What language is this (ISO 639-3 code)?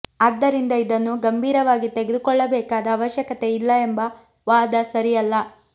kan